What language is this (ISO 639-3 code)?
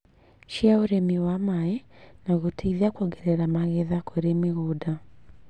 kik